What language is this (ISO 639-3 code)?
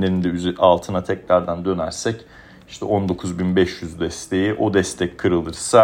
tur